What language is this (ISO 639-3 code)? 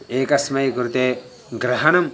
san